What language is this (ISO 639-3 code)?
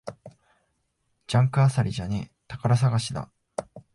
jpn